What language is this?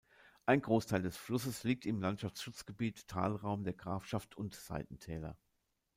German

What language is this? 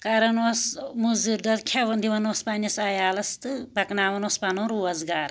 Kashmiri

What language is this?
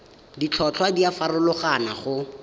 Tswana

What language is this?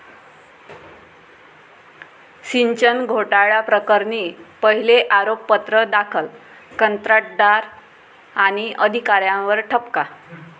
Marathi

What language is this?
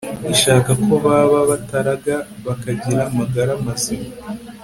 Kinyarwanda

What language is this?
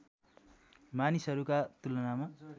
Nepali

